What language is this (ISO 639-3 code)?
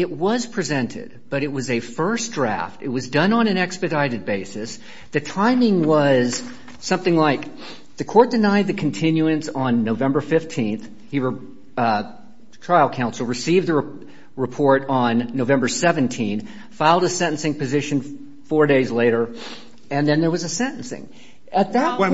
eng